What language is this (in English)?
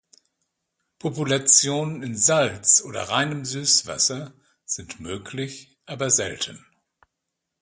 German